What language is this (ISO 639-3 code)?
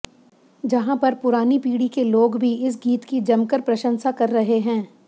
hin